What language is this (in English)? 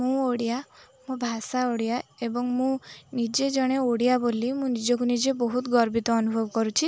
Odia